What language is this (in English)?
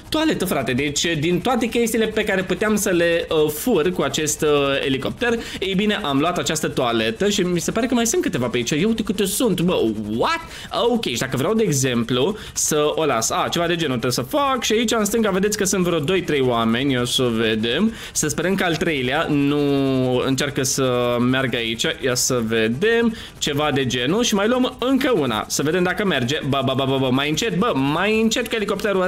Romanian